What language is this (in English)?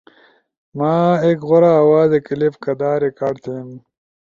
Ushojo